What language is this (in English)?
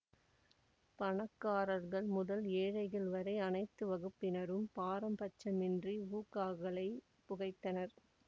Tamil